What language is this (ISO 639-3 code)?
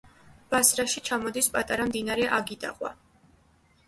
kat